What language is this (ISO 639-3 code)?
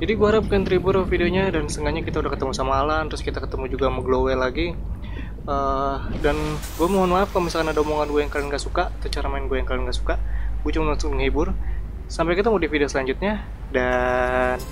ind